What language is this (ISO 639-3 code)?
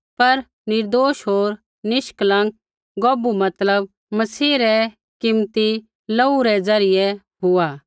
kfx